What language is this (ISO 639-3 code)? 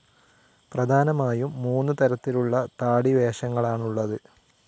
mal